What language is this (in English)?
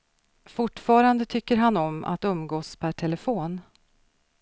Swedish